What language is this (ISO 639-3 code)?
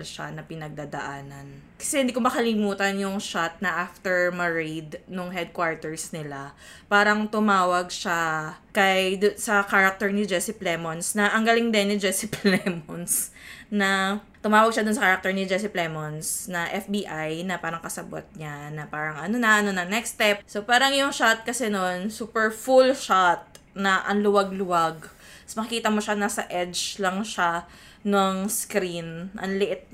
fil